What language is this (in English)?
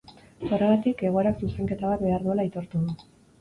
Basque